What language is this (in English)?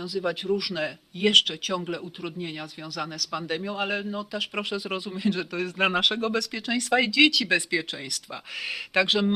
Polish